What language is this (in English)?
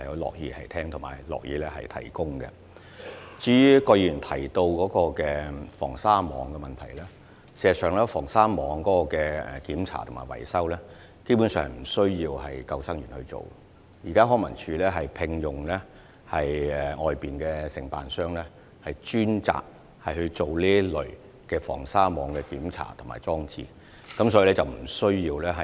Cantonese